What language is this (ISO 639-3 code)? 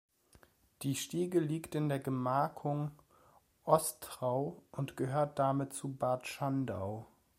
deu